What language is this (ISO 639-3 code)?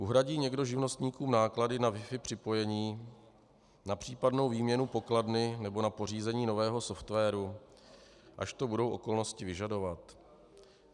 ces